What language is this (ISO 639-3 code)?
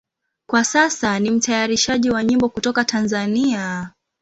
swa